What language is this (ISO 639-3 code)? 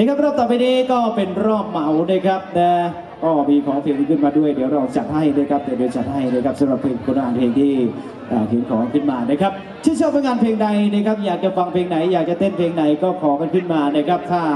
tha